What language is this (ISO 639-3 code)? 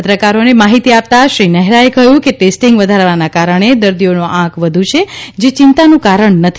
guj